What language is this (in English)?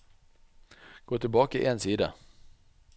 Norwegian